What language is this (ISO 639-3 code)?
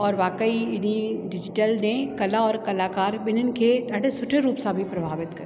snd